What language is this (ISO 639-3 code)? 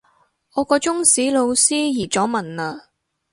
yue